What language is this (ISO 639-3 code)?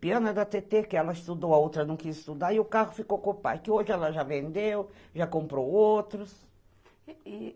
por